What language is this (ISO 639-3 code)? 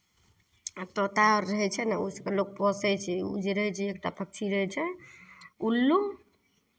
mai